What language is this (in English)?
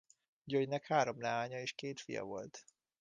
Hungarian